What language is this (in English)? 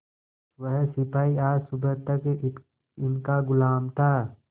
Hindi